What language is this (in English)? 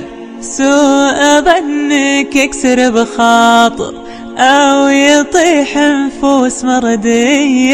Arabic